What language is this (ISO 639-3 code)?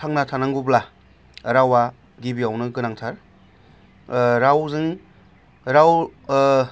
brx